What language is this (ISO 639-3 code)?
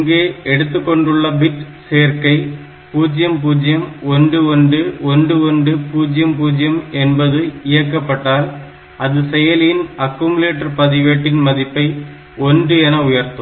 tam